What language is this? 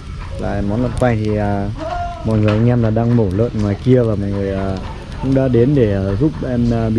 Vietnamese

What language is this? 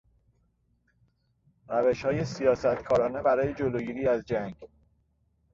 Persian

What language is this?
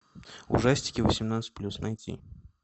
Russian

